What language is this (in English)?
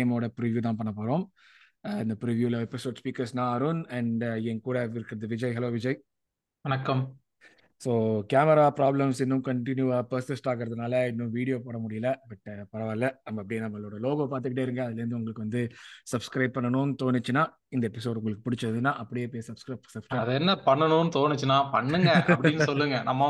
Tamil